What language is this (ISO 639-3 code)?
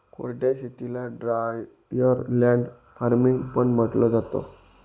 mar